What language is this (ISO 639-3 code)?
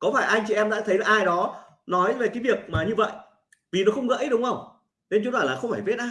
vie